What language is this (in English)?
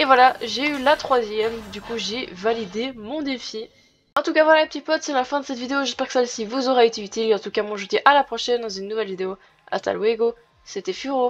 French